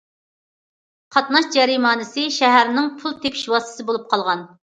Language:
Uyghur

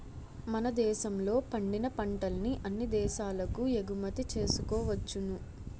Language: Telugu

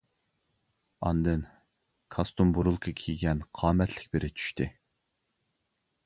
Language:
Uyghur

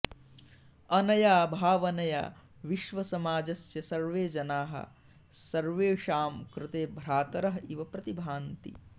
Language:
Sanskrit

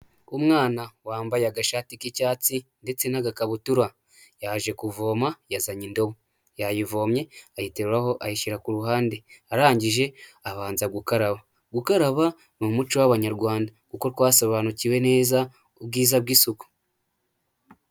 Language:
Kinyarwanda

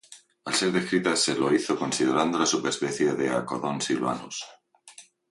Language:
Spanish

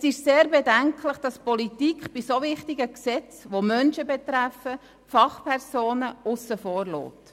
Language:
Swiss German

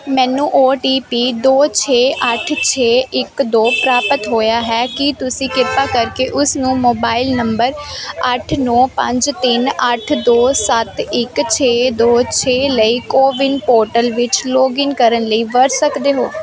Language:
Punjabi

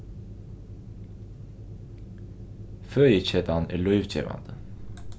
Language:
Faroese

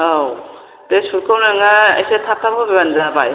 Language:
Bodo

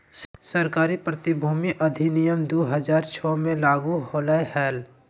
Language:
Magahi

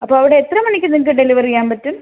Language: Malayalam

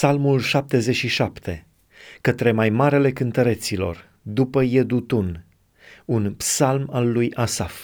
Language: Romanian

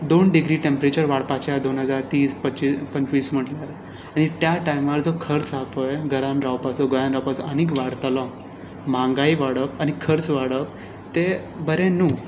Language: Konkani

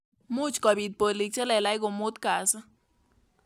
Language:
Kalenjin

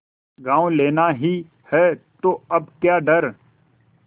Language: Hindi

